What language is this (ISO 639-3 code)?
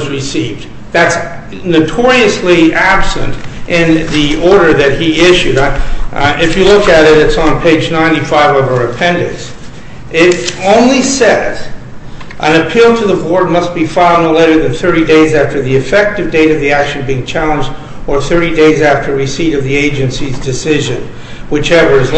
eng